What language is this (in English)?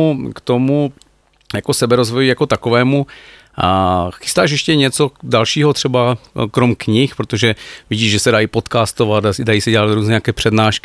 Czech